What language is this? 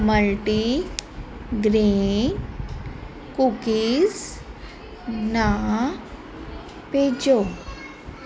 Punjabi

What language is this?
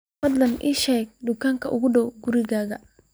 Somali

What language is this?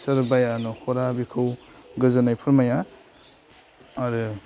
Bodo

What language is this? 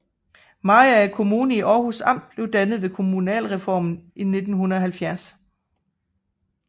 Danish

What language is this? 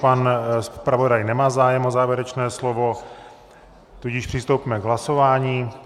Czech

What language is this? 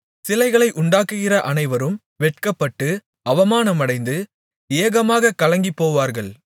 Tamil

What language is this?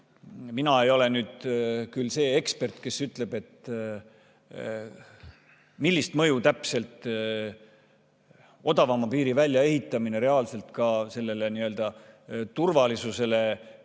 Estonian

